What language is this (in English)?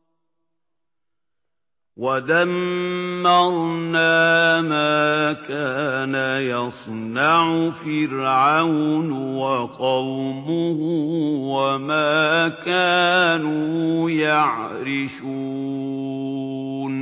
Arabic